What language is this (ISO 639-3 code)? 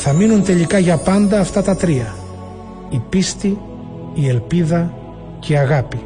ell